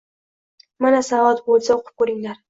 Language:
Uzbek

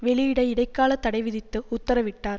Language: Tamil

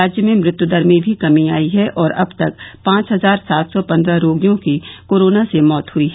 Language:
Hindi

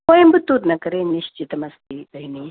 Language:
Sanskrit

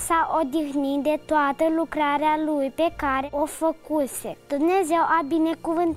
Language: Romanian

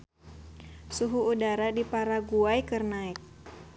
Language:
Sundanese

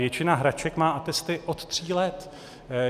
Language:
Czech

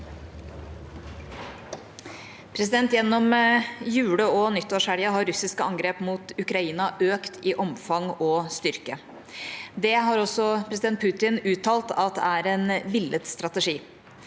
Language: Norwegian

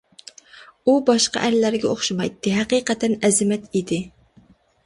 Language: Uyghur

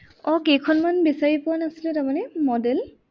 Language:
Assamese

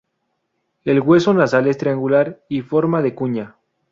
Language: Spanish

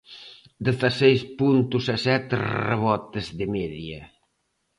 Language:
Galician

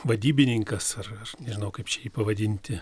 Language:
Lithuanian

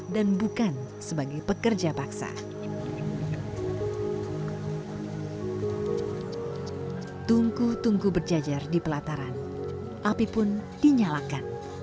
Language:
Indonesian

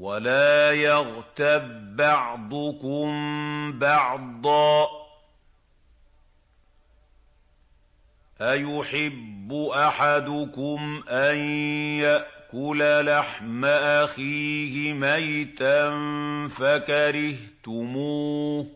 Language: Arabic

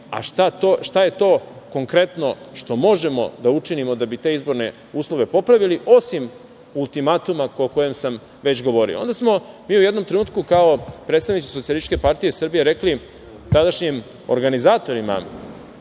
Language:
Serbian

